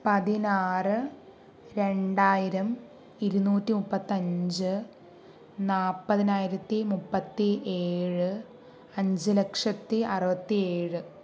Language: Malayalam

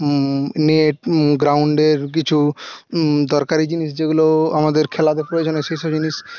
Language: Bangla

